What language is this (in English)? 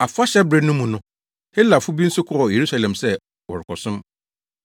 Akan